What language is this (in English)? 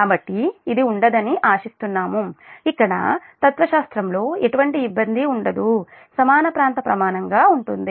Telugu